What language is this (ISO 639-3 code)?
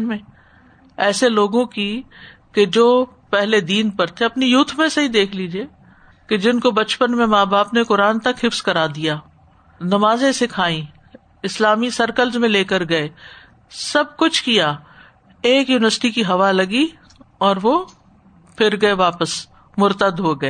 urd